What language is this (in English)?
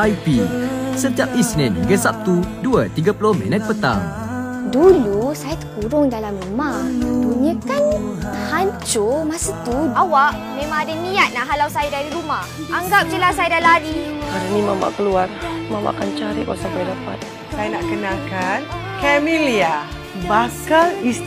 Malay